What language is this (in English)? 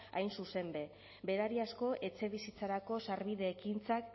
Basque